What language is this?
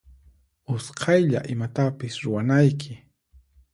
Puno Quechua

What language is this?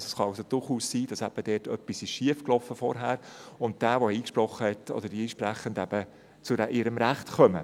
Swiss German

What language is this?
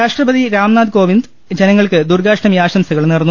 Malayalam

